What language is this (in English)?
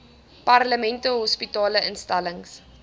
Afrikaans